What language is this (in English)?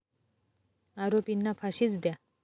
Marathi